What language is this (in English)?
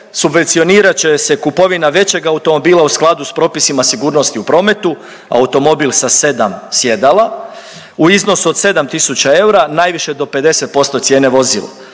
Croatian